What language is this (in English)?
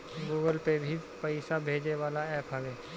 Bhojpuri